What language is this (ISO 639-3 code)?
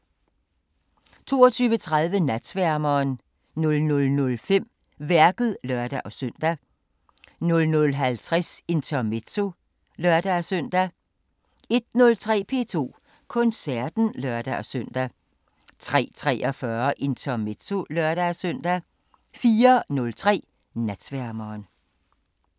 dan